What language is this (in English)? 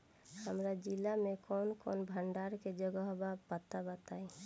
Bhojpuri